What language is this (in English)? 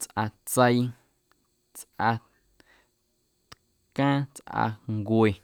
Guerrero Amuzgo